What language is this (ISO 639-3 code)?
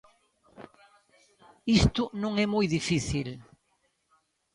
glg